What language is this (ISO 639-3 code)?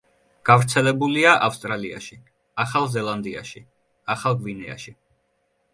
kat